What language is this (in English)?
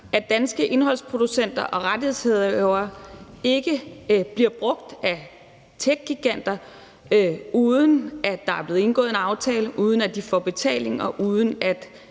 Danish